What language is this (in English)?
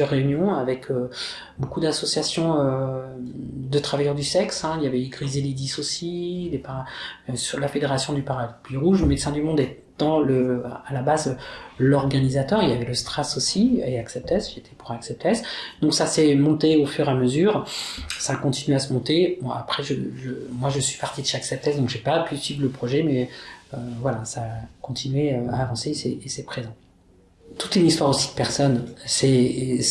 French